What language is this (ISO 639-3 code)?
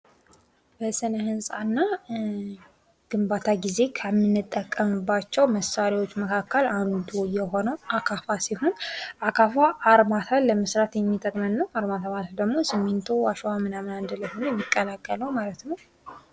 amh